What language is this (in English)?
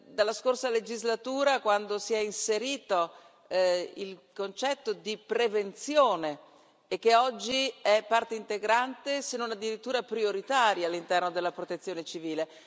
Italian